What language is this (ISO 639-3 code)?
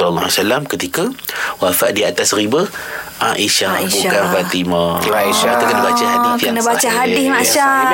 msa